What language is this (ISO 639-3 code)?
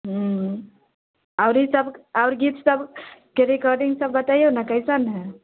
mai